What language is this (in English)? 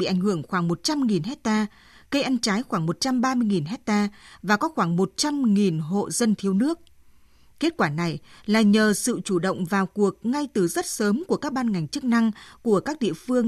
Vietnamese